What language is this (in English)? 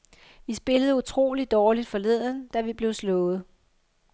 Danish